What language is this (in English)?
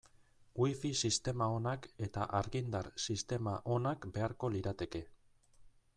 Basque